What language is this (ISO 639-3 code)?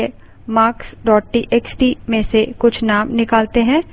hin